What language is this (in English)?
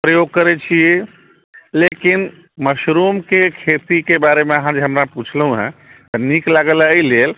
Maithili